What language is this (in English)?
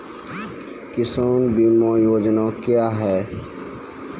Maithili